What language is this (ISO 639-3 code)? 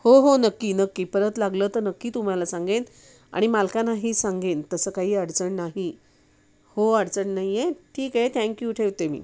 mar